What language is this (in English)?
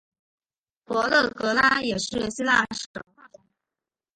Chinese